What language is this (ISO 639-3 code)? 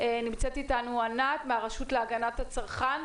heb